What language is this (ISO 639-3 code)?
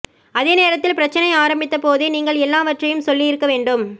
tam